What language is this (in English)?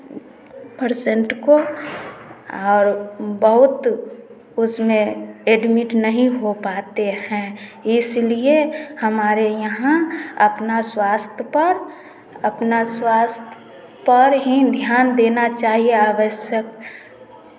Hindi